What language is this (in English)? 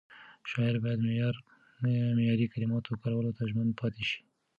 Pashto